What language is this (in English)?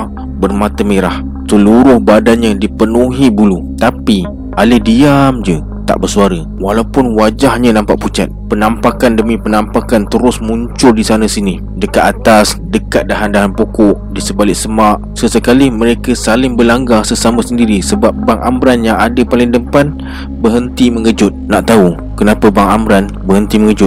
Malay